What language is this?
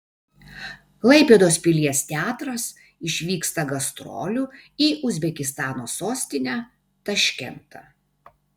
Lithuanian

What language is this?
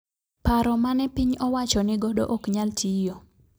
Luo (Kenya and Tanzania)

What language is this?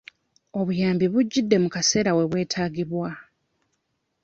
Ganda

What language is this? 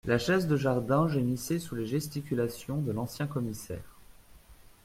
French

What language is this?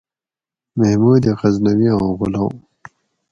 Gawri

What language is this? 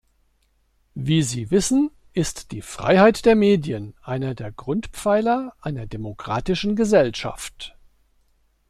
German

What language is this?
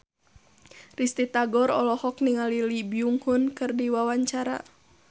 Sundanese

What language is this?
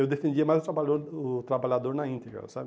Portuguese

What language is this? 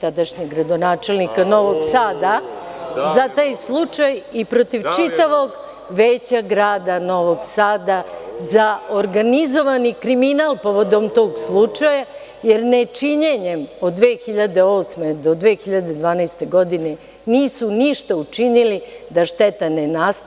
Serbian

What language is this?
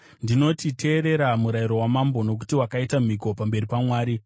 Shona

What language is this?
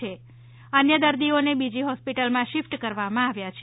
Gujarati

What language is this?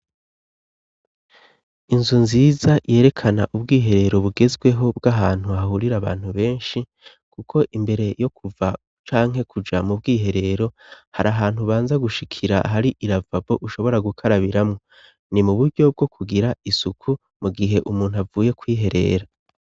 Rundi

